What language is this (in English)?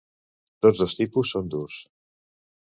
Catalan